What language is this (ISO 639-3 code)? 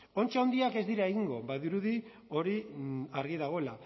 eus